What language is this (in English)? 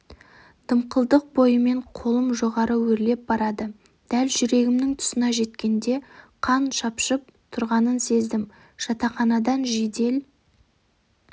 Kazakh